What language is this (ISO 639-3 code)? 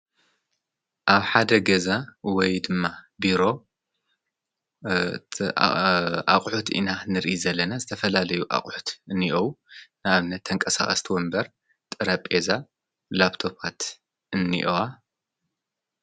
tir